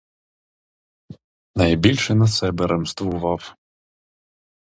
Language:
Ukrainian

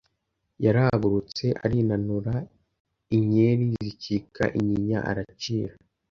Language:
Kinyarwanda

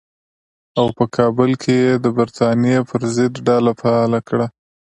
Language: Pashto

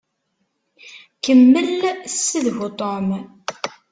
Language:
Kabyle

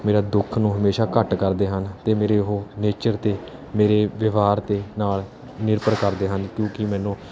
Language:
Punjabi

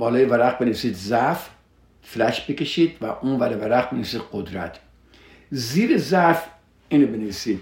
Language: Persian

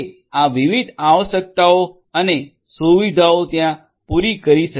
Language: Gujarati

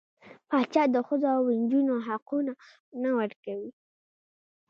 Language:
Pashto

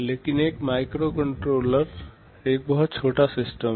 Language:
Hindi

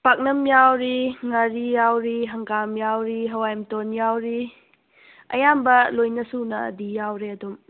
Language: Manipuri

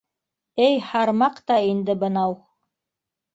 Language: Bashkir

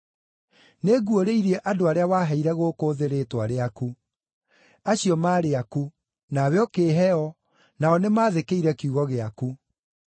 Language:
Kikuyu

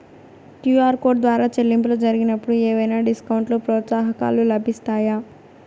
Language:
Telugu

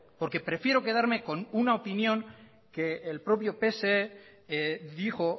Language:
Spanish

